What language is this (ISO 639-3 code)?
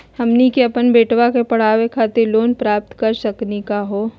mag